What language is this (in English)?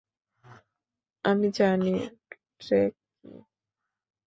Bangla